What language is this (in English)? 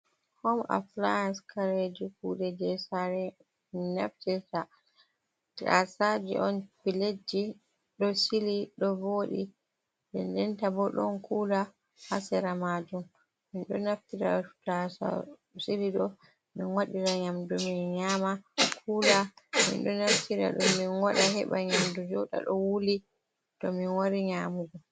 Fula